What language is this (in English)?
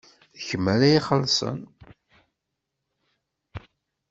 Kabyle